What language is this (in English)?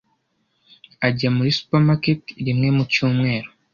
Kinyarwanda